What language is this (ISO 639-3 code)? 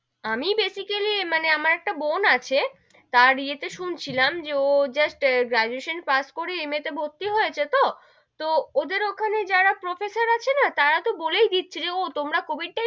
ben